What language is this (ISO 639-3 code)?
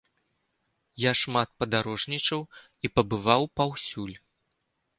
bel